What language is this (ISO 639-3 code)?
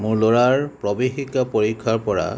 asm